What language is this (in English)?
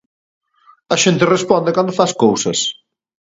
Galician